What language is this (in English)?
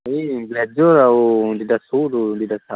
Odia